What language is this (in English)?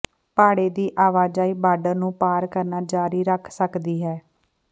Punjabi